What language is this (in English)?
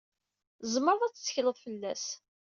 Kabyle